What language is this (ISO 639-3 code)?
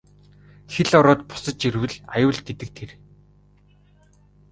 mon